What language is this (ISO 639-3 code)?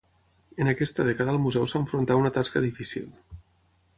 cat